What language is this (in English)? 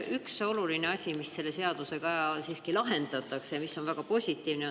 Estonian